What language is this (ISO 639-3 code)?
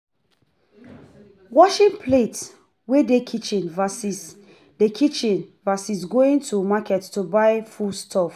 pcm